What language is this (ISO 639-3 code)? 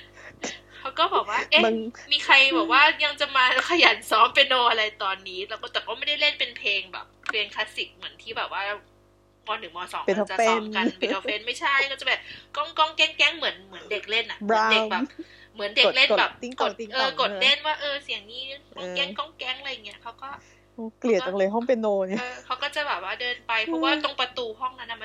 tha